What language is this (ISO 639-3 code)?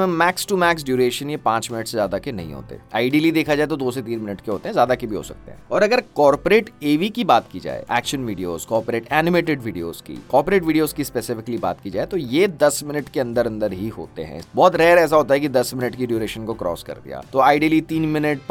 hin